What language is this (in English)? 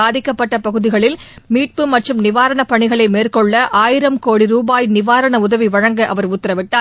Tamil